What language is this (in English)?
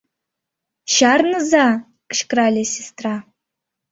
Mari